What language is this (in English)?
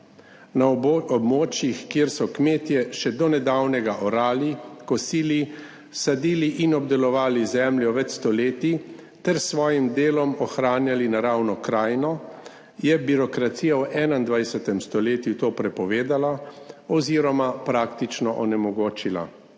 Slovenian